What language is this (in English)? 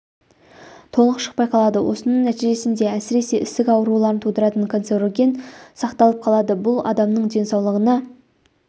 Kazakh